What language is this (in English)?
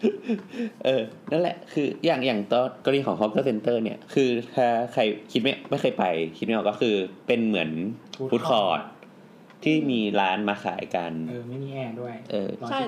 Thai